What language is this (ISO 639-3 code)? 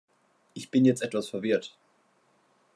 deu